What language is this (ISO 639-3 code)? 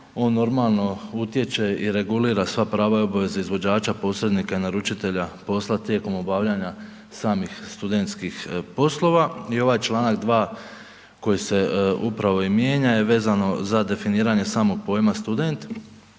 hrv